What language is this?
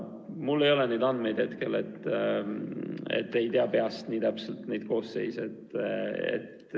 Estonian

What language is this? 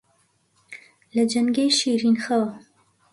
Central Kurdish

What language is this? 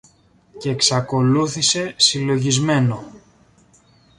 Greek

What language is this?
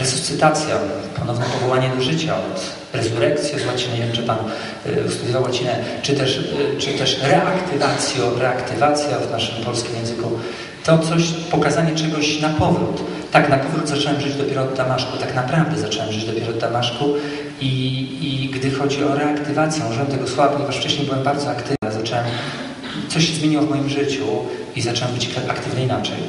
Polish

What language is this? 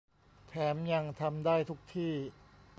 Thai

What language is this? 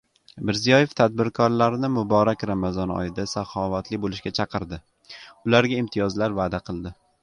Uzbek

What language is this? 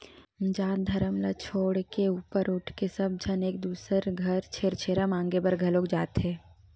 Chhattisgarhi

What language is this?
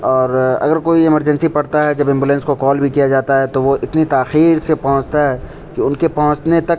Urdu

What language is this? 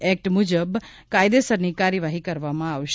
Gujarati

